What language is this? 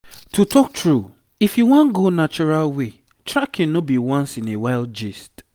Nigerian Pidgin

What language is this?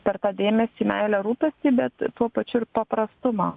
Lithuanian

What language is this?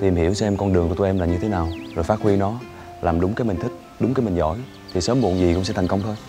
Vietnamese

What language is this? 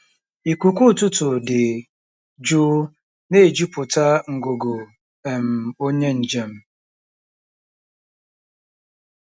Igbo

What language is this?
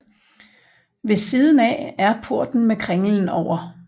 Danish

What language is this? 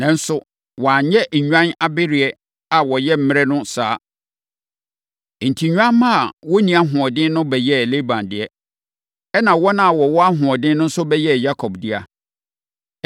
Akan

